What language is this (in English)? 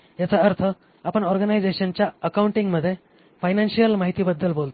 Marathi